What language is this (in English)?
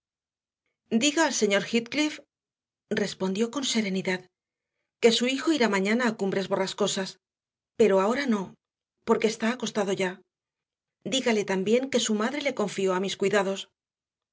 Spanish